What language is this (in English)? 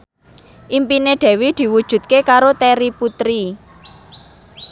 Javanese